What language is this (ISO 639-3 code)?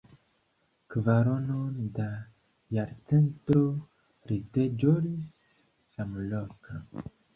epo